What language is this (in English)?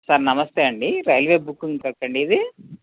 Telugu